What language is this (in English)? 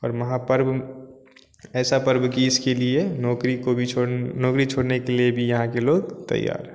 Hindi